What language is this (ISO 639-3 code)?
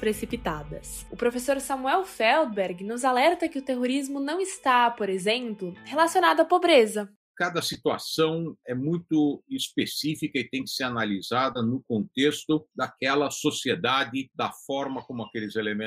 por